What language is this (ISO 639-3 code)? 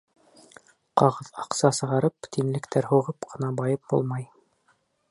bak